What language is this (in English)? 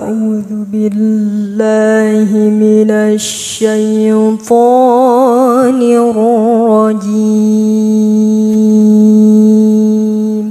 Arabic